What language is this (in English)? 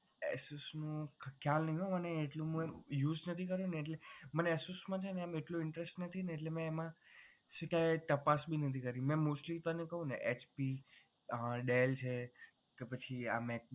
Gujarati